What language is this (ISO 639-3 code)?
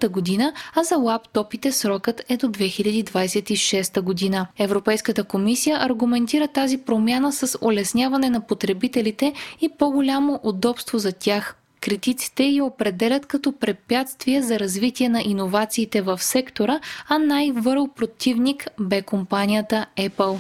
bul